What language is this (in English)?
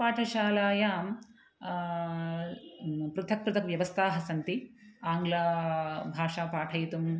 Sanskrit